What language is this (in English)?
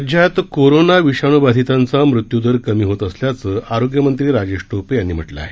Marathi